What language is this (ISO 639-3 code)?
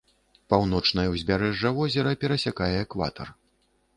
bel